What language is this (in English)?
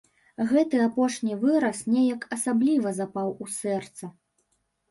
Belarusian